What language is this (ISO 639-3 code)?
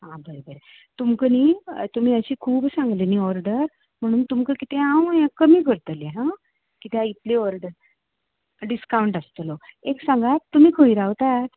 kok